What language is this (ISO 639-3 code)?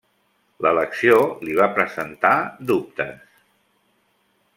cat